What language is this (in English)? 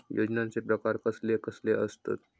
Marathi